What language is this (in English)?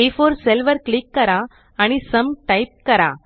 Marathi